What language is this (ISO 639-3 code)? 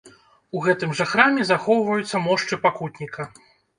bel